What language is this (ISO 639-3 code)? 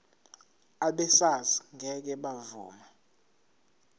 zul